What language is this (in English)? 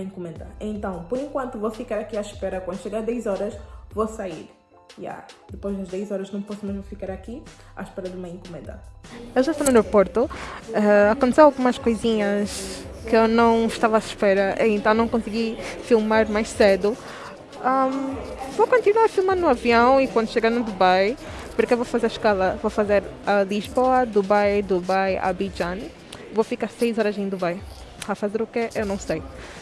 Portuguese